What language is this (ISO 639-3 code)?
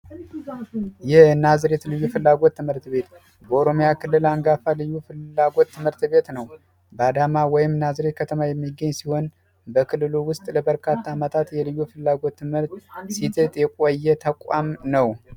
amh